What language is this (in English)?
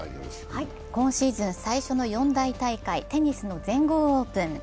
Japanese